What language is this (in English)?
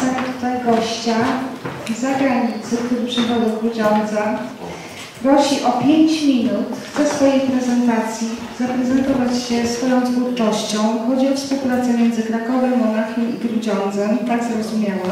Polish